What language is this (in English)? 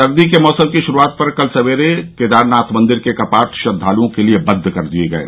Hindi